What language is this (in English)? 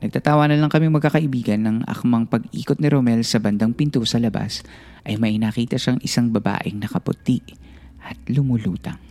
Filipino